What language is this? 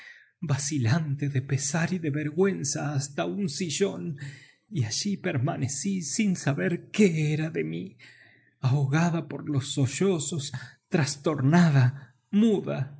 Spanish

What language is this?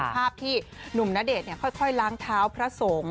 Thai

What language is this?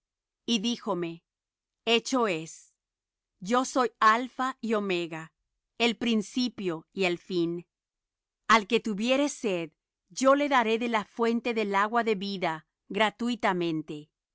Spanish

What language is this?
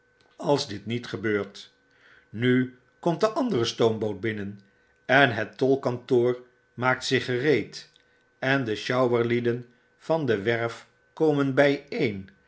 Dutch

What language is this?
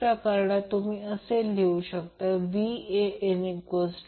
Marathi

